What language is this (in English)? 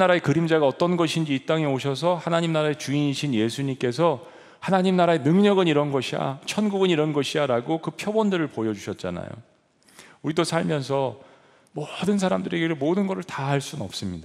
Korean